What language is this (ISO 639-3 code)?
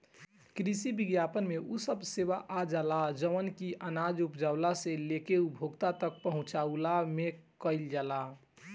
bho